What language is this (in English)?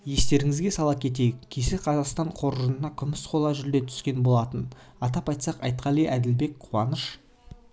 Kazakh